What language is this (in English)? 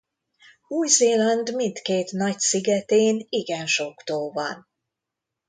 Hungarian